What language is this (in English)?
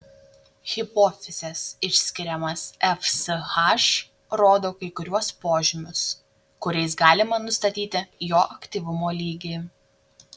Lithuanian